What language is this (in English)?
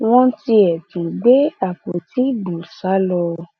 Yoruba